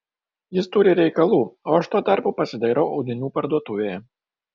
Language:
Lithuanian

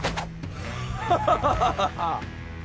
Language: Japanese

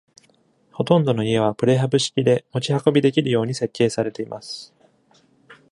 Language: Japanese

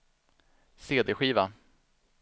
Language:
Swedish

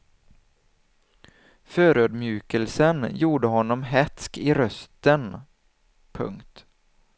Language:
Swedish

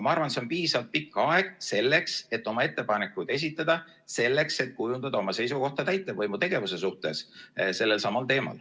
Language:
Estonian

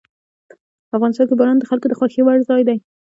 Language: Pashto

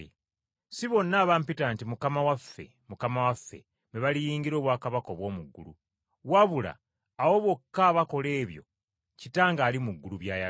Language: Ganda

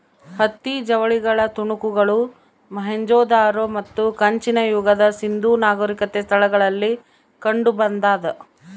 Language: Kannada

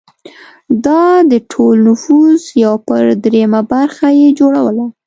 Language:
Pashto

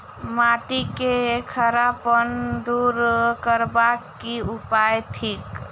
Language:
Maithili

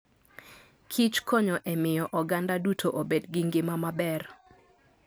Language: Luo (Kenya and Tanzania)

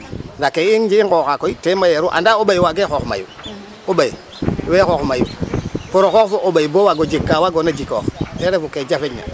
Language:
Serer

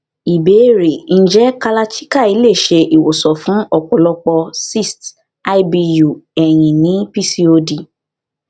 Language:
Yoruba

